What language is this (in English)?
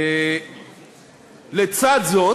Hebrew